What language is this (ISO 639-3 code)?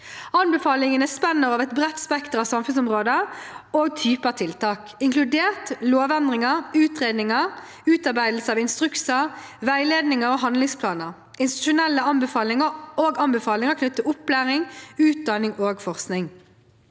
nor